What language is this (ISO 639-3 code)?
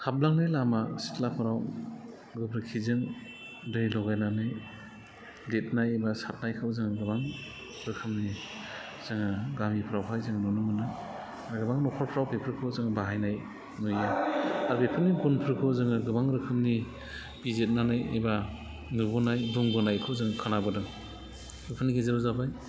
brx